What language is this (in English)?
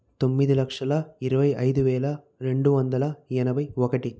Telugu